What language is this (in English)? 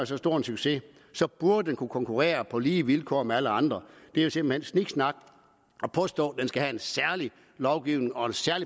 Danish